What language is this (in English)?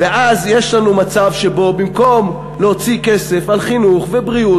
Hebrew